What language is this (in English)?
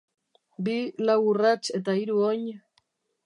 Basque